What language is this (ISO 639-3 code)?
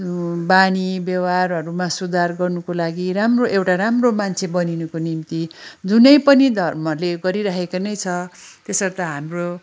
nep